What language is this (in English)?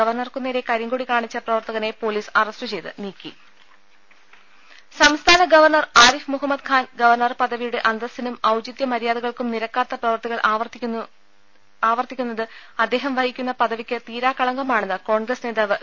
Malayalam